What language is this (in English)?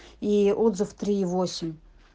Russian